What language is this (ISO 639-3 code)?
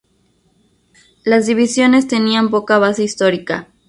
spa